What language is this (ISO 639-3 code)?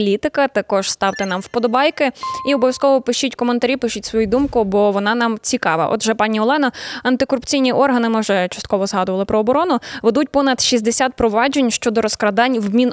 ukr